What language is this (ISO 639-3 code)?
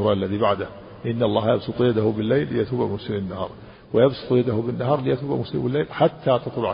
ara